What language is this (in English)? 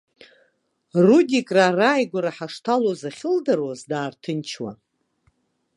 Abkhazian